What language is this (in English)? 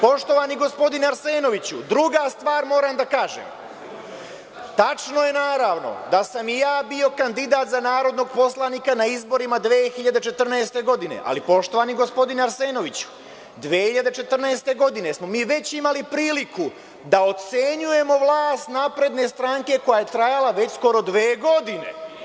Serbian